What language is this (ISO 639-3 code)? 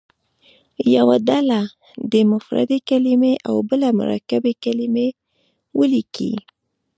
pus